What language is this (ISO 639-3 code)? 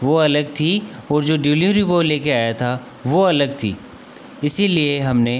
hin